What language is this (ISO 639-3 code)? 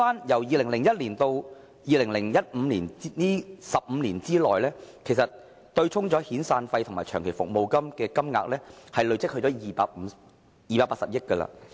yue